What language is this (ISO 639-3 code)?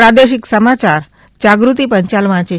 guj